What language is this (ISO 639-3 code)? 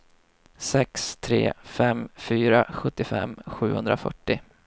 swe